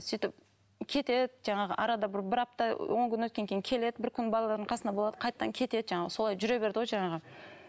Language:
Kazakh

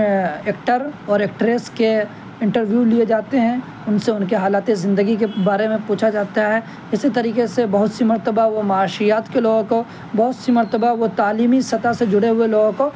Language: Urdu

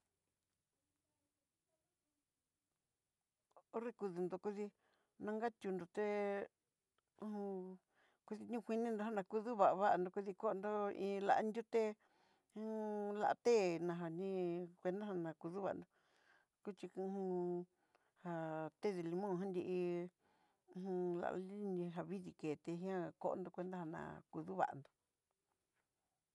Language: Southeastern Nochixtlán Mixtec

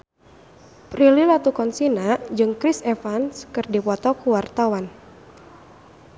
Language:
Sundanese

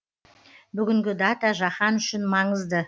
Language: Kazakh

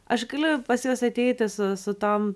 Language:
Lithuanian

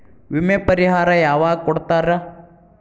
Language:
Kannada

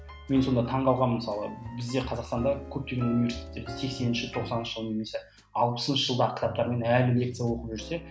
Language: Kazakh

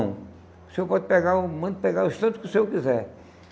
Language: Portuguese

